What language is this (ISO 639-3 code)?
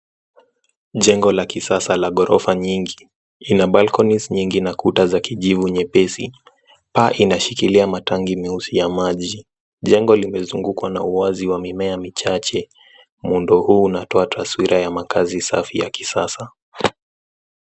swa